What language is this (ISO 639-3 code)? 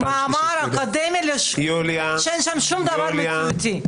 heb